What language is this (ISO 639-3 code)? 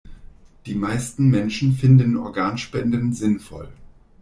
deu